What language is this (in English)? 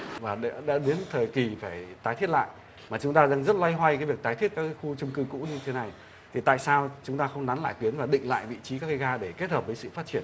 Vietnamese